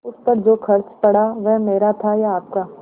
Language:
Hindi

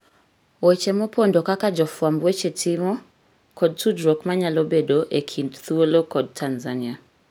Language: Luo (Kenya and Tanzania)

